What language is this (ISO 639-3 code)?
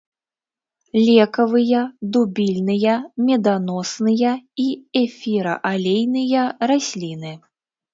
bel